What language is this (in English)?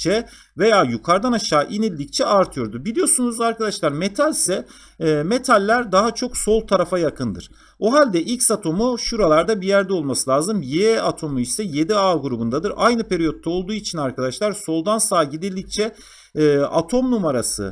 Turkish